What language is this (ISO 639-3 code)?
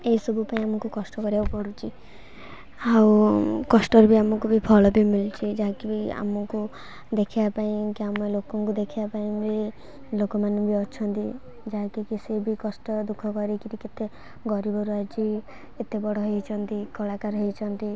ori